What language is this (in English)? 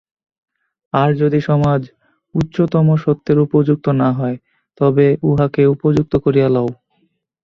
Bangla